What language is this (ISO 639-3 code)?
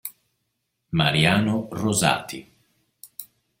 ita